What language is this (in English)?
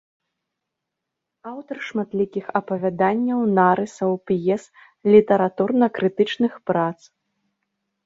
Belarusian